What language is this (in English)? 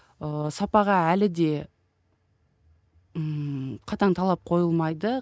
Kazakh